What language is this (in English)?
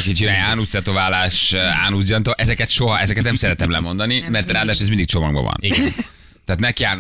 Hungarian